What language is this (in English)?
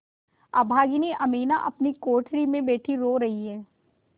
Hindi